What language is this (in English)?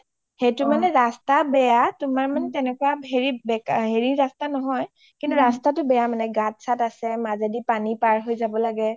Assamese